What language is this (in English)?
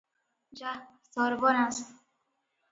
Odia